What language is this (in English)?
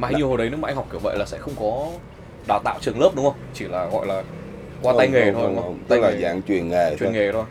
Vietnamese